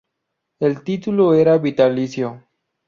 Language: Spanish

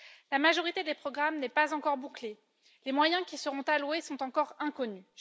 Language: French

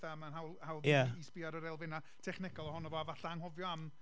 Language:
Welsh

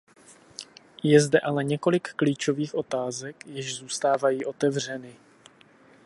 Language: Czech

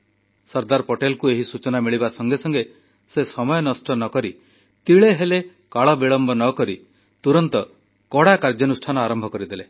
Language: Odia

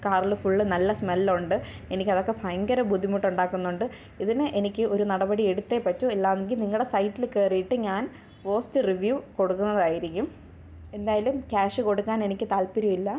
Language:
Malayalam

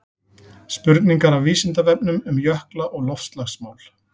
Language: Icelandic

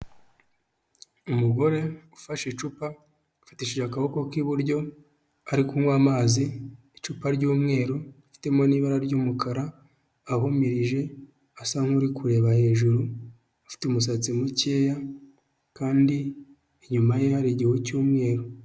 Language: Kinyarwanda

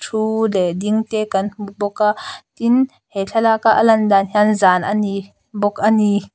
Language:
Mizo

